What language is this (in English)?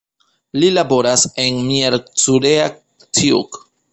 Esperanto